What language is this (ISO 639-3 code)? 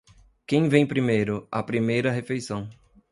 por